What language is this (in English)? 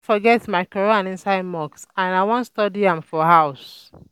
Nigerian Pidgin